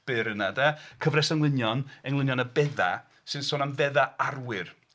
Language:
Welsh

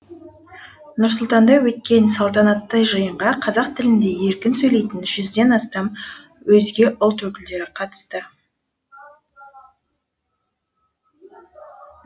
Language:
Kazakh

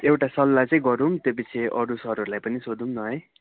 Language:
Nepali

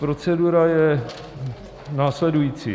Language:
Czech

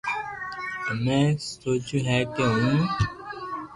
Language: Loarki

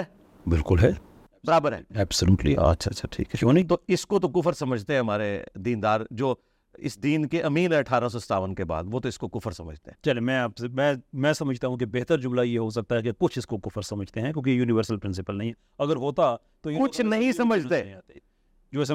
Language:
Urdu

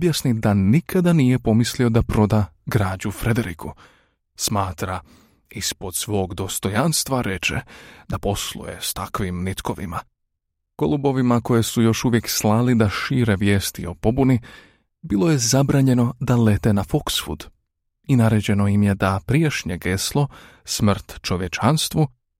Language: Croatian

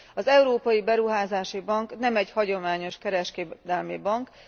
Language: Hungarian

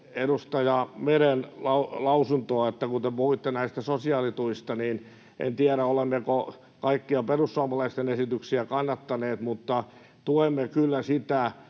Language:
Finnish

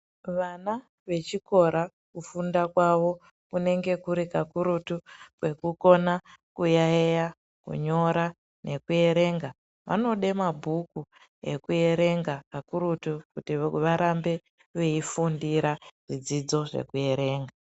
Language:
Ndau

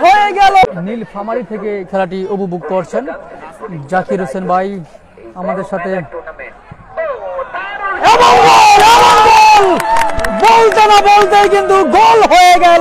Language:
Turkish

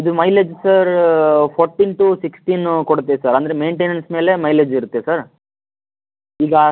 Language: Kannada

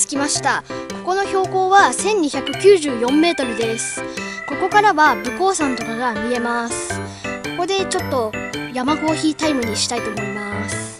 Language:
Japanese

